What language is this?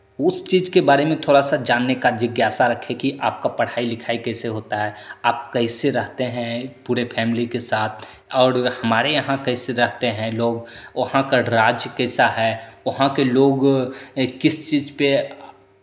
Hindi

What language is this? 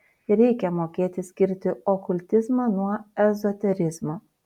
Lithuanian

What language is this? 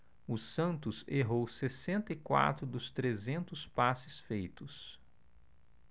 Portuguese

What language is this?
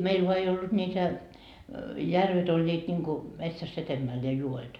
Finnish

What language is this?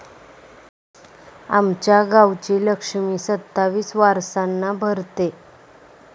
Marathi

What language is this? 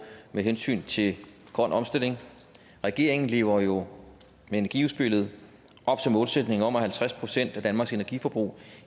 Danish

